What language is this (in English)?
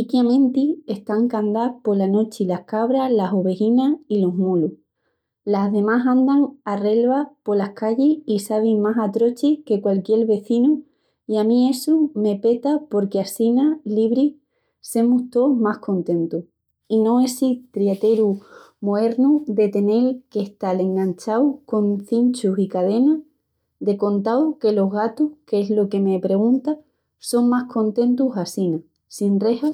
Extremaduran